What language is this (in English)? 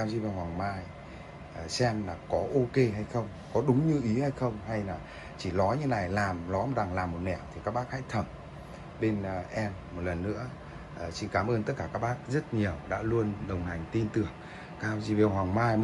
Vietnamese